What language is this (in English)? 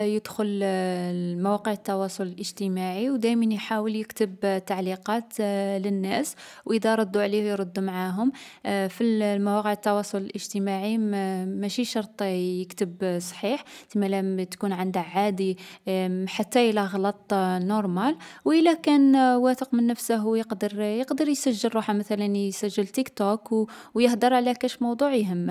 Algerian Arabic